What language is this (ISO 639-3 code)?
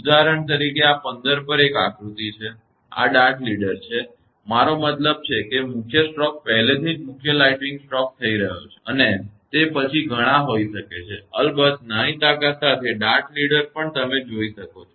guj